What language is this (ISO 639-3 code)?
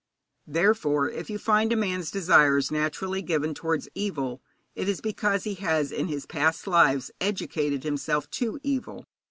eng